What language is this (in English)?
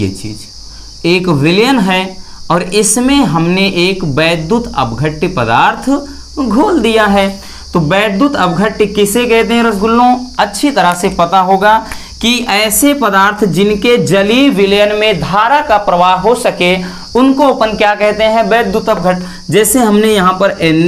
Hindi